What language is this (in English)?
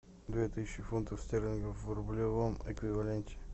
Russian